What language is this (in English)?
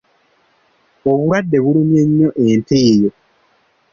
Ganda